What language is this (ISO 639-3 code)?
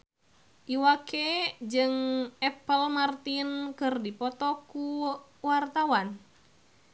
sun